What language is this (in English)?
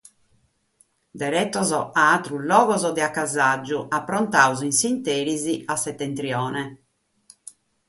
Sardinian